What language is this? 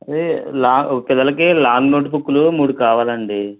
Telugu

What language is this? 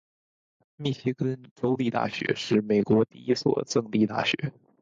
Chinese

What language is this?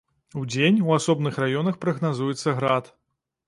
Belarusian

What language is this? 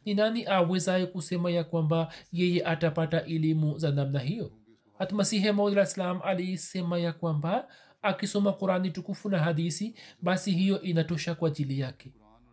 Swahili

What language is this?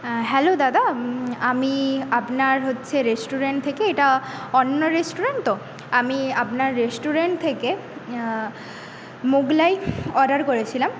Bangla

